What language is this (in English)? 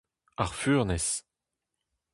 Breton